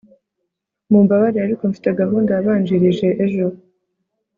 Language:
Kinyarwanda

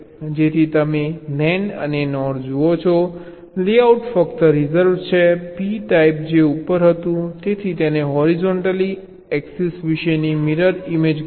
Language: Gujarati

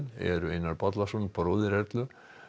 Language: Icelandic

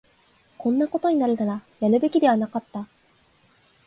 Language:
Japanese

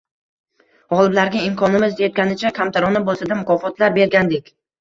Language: Uzbek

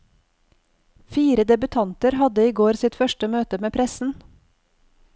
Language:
Norwegian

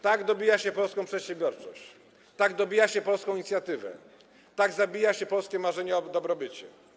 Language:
Polish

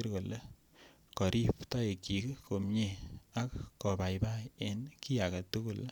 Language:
Kalenjin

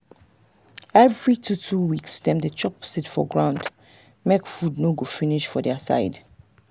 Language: Nigerian Pidgin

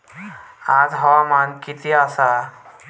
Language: Marathi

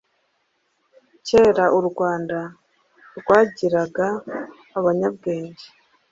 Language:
Kinyarwanda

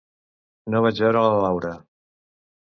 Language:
Catalan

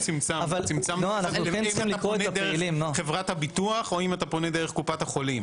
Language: Hebrew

